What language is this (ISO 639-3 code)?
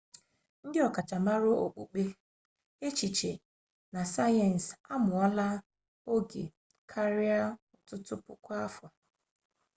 ibo